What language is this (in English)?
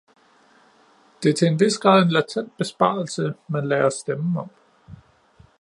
Danish